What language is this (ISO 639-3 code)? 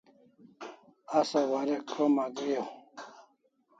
kls